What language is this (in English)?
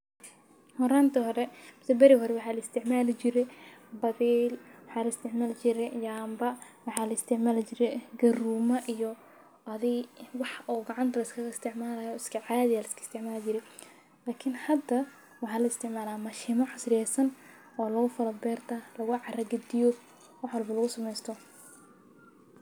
Somali